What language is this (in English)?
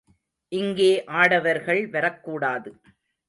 Tamil